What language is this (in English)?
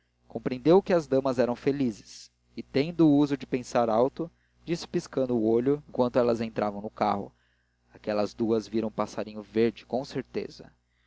Portuguese